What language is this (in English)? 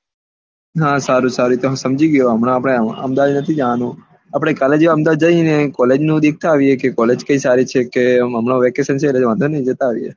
Gujarati